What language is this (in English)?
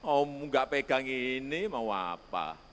Indonesian